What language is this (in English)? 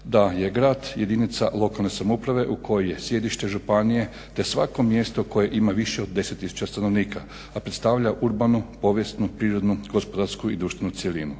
Croatian